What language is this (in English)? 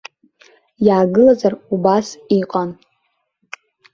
Abkhazian